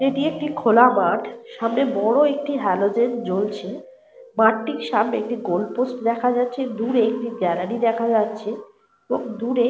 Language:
Bangla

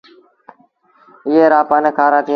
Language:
Sindhi Bhil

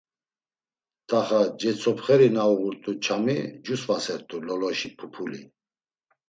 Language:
Laz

